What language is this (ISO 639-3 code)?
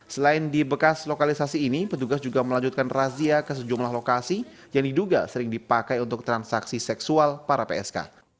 ind